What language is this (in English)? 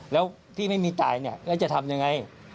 Thai